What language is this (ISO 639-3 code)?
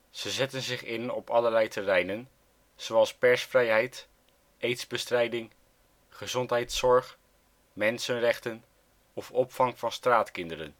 nld